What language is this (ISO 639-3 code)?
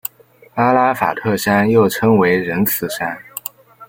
zho